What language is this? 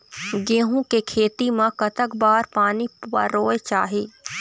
Chhattisgarhi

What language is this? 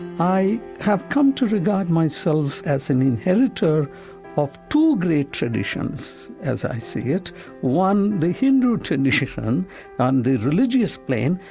English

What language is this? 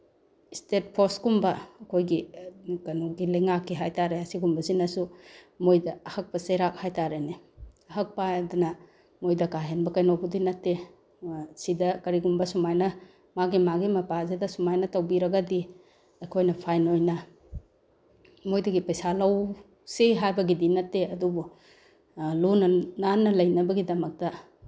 Manipuri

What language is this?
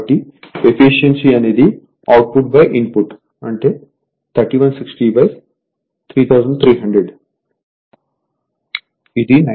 Telugu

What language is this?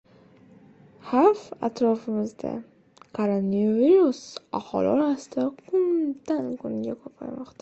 Uzbek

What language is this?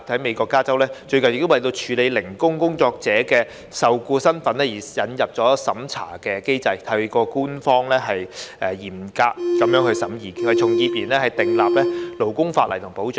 Cantonese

